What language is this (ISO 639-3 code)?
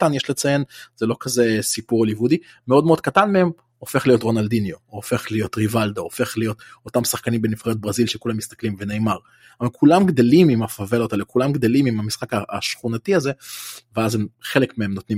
heb